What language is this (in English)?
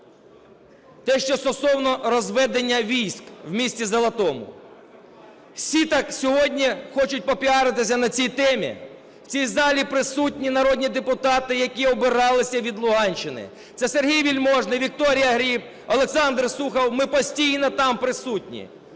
Ukrainian